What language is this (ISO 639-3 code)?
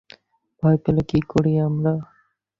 ben